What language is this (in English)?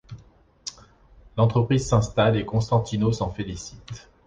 French